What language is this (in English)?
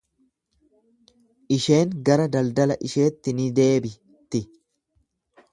Oromo